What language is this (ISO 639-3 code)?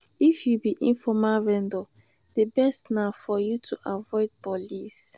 pcm